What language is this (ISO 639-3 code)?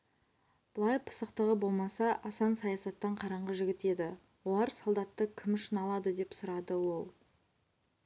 kaz